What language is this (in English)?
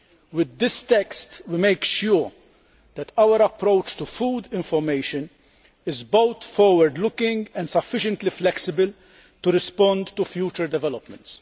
English